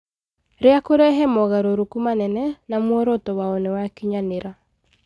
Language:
Kikuyu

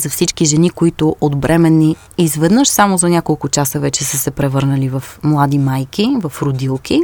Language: Bulgarian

